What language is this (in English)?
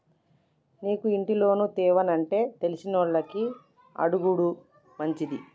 Telugu